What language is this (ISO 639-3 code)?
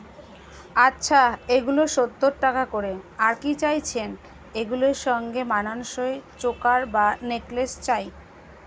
ben